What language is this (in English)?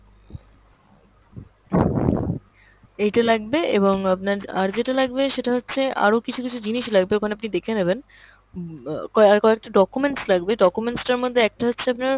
Bangla